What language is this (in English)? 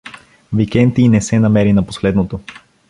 Bulgarian